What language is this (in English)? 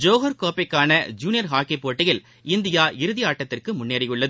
Tamil